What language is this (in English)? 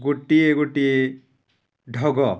Odia